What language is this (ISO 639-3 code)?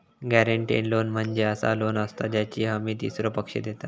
mar